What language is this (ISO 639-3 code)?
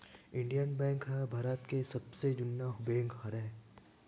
hne